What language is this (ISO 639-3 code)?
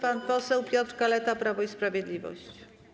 pol